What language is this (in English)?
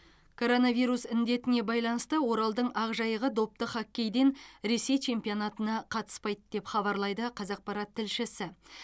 Kazakh